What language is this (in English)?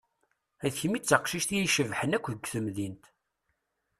Kabyle